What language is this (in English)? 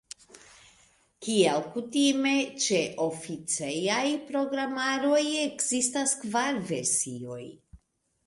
Esperanto